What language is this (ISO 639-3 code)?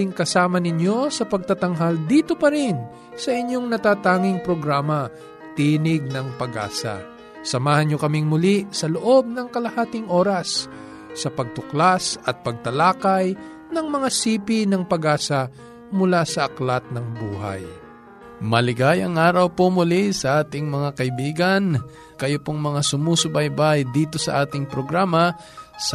fil